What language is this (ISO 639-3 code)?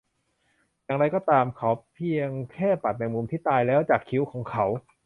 tha